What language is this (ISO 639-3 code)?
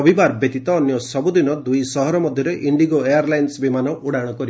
ori